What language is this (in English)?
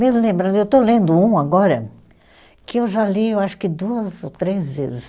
Portuguese